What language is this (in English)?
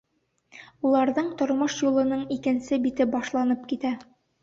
Bashkir